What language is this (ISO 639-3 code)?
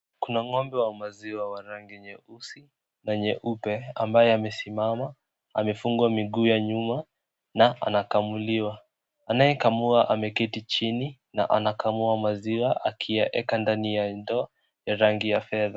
swa